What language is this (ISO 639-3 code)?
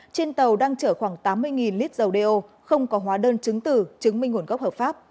vie